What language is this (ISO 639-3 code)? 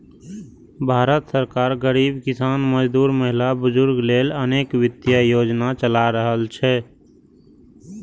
mai